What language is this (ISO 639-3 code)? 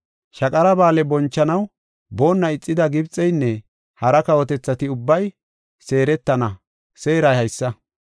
gof